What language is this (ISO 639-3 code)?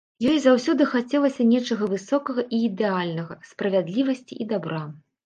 bel